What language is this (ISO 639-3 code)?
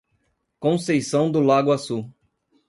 por